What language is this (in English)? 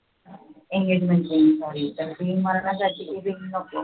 Marathi